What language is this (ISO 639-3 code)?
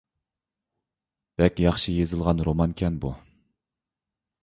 uig